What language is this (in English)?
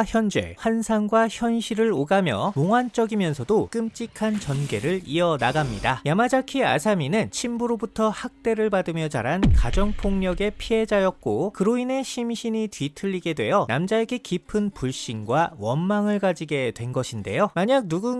Korean